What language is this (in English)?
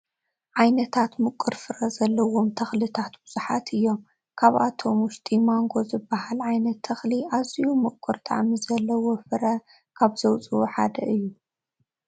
Tigrinya